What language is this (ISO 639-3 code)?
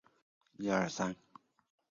zho